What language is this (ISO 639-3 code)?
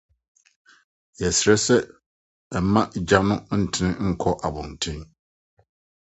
aka